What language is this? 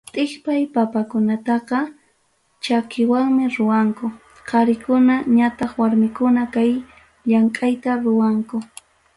Ayacucho Quechua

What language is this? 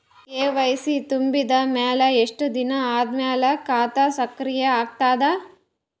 Kannada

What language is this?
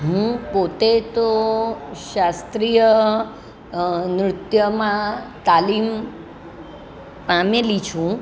Gujarati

